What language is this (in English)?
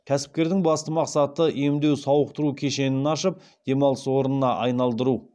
Kazakh